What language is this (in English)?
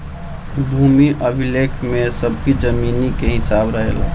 Bhojpuri